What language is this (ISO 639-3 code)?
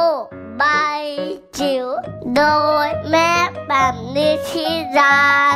tha